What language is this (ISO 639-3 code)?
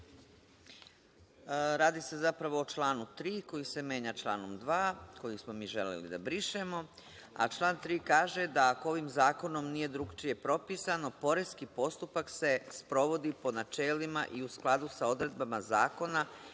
srp